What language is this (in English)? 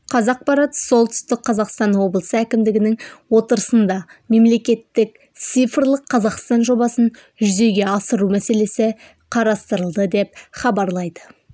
Kazakh